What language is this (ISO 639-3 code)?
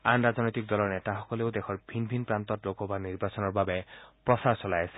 asm